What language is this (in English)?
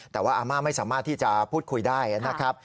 Thai